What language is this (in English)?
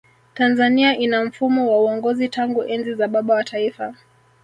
Swahili